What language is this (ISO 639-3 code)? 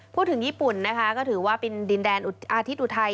tha